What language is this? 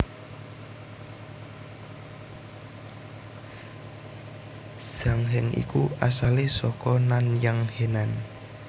Javanese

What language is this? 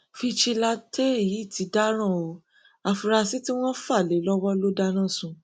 Yoruba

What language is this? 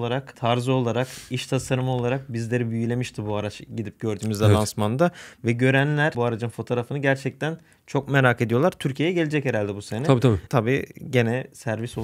Turkish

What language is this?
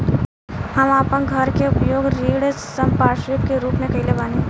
Bhojpuri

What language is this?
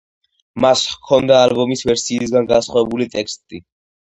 Georgian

